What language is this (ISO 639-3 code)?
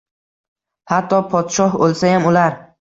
uzb